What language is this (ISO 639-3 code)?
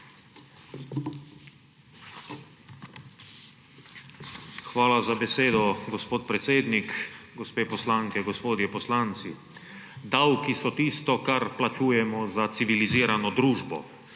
slv